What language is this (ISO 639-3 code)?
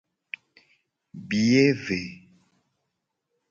gej